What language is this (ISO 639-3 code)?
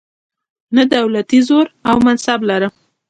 pus